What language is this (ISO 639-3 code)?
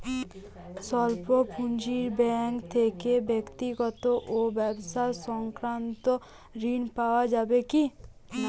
ben